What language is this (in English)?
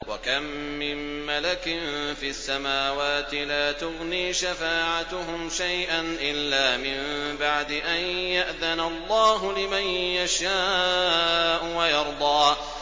Arabic